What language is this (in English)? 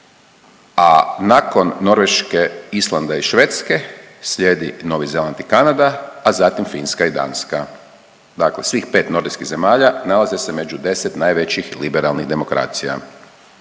Croatian